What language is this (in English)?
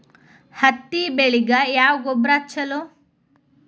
Kannada